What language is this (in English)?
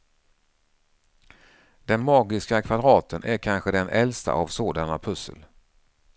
Swedish